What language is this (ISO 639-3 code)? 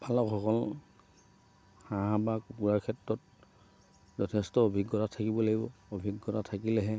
asm